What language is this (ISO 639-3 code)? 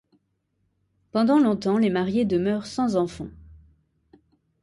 fra